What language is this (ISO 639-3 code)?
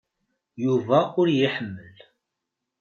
kab